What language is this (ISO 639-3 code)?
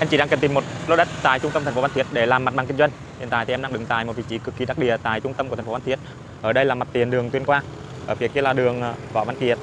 vie